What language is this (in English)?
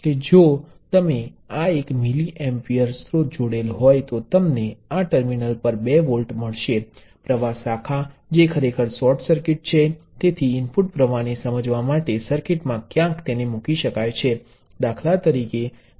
Gujarati